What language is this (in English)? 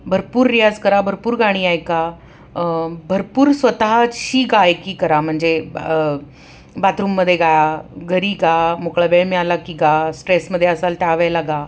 Marathi